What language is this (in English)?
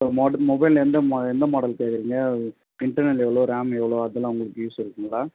Tamil